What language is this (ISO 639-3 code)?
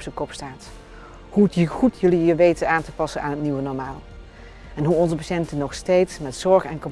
nld